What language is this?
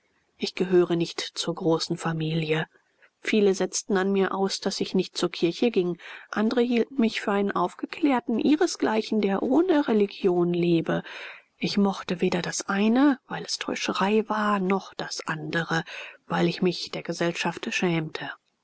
German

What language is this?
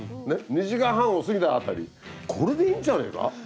Japanese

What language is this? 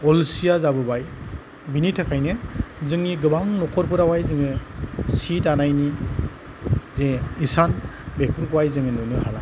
Bodo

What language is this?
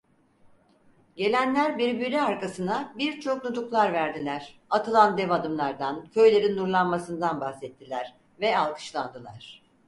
Turkish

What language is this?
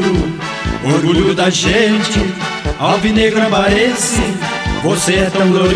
Portuguese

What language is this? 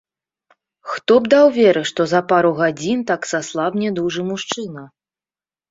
Belarusian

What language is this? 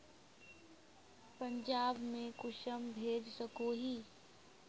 Magahi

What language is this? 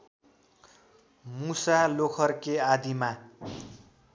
Nepali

